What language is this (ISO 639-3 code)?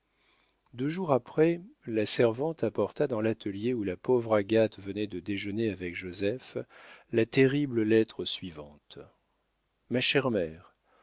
fra